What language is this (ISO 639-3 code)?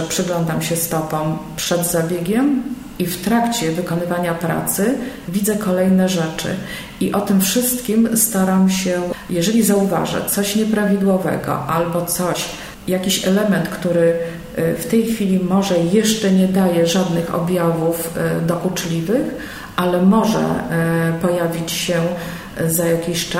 pol